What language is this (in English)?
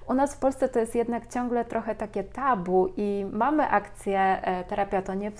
Polish